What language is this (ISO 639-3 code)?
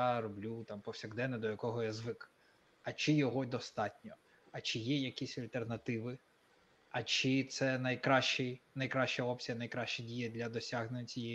ukr